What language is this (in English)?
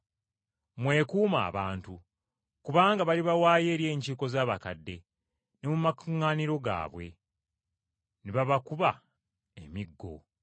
Ganda